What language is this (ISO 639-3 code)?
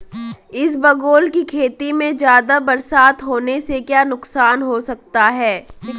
hin